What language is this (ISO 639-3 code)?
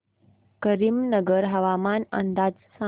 mar